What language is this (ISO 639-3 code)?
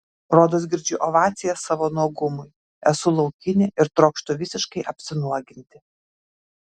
lit